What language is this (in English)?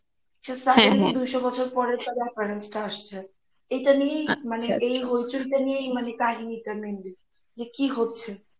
Bangla